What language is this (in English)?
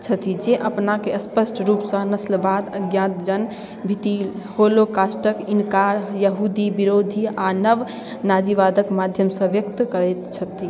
Maithili